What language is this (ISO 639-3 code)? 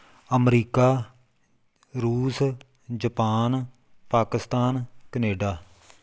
pan